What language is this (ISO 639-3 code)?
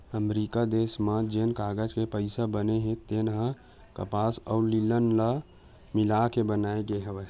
hne